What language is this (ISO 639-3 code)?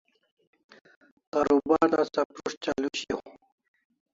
kls